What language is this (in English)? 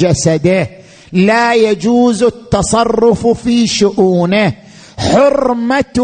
Arabic